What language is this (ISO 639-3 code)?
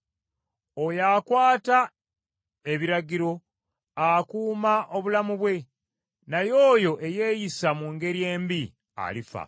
lug